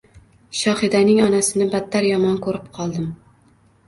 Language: Uzbek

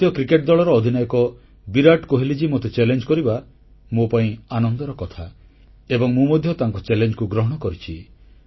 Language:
Odia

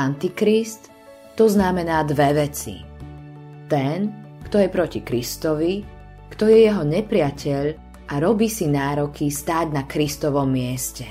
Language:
Slovak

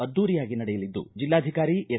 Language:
Kannada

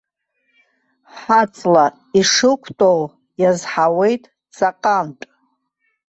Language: Abkhazian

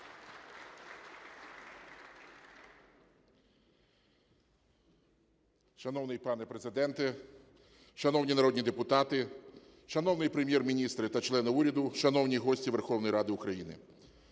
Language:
Ukrainian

